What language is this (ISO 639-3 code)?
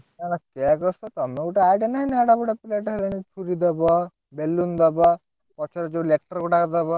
ori